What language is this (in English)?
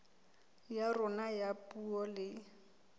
Southern Sotho